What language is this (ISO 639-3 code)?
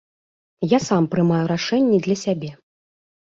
bel